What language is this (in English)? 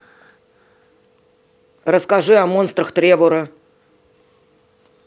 Russian